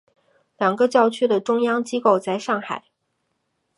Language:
Chinese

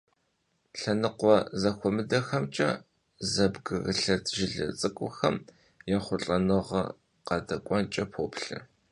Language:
Kabardian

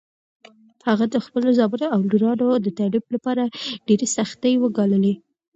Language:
Pashto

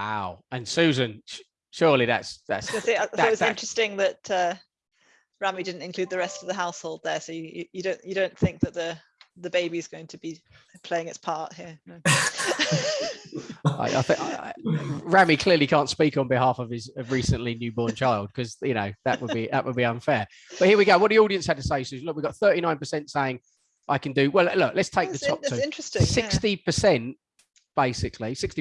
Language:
English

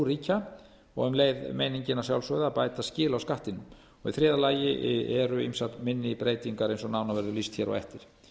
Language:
Icelandic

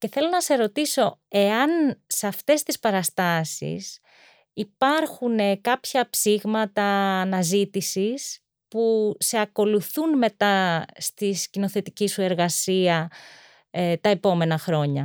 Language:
Greek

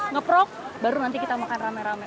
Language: Indonesian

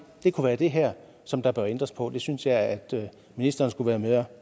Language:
Danish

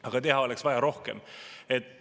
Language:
Estonian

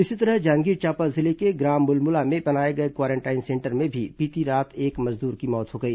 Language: Hindi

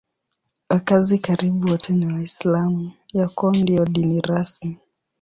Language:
Swahili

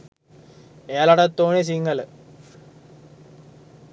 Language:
Sinhala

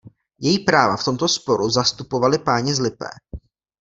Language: Czech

